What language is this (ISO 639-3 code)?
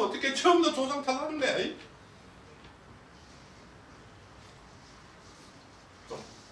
kor